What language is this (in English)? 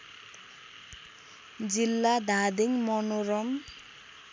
Nepali